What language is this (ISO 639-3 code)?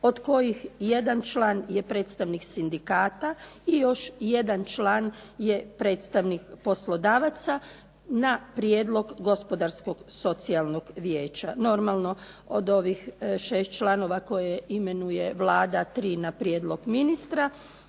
hrv